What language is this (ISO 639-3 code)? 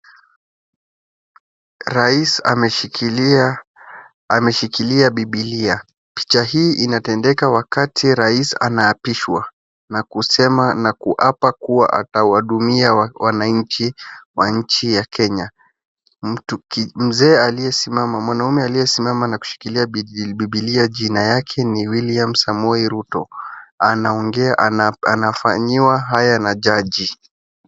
swa